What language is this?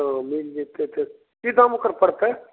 Maithili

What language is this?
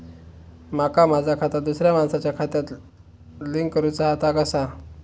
Marathi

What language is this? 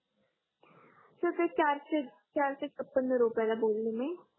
Marathi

